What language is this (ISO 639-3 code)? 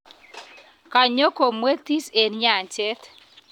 kln